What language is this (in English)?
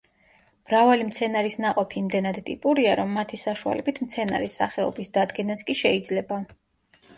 Georgian